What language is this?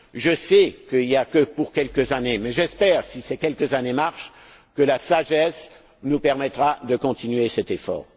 French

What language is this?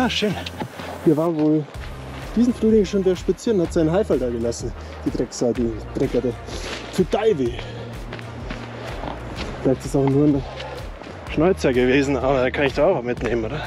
German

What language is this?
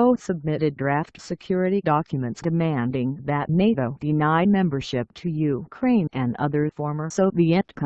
English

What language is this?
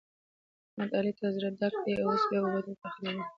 Pashto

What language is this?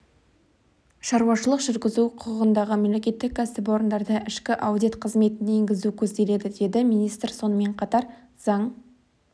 Kazakh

